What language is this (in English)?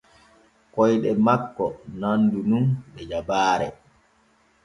Borgu Fulfulde